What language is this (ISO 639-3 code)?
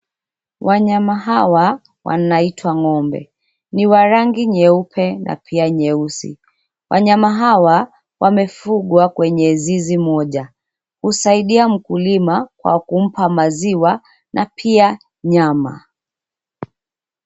swa